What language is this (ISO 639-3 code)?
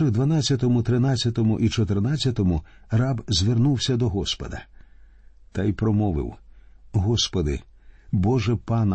ukr